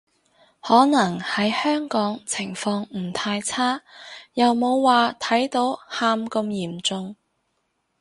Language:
Cantonese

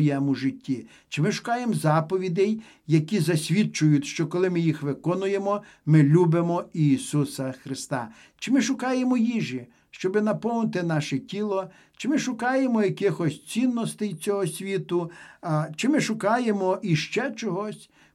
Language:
Ukrainian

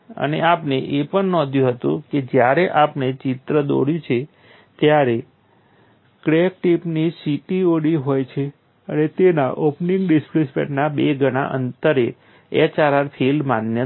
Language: Gujarati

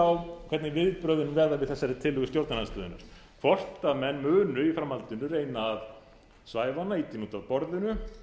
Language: Icelandic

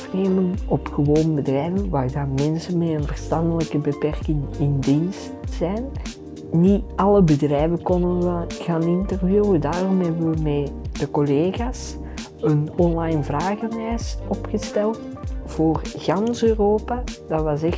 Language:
Dutch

